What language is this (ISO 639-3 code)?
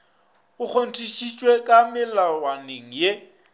nso